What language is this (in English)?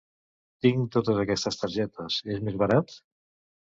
Catalan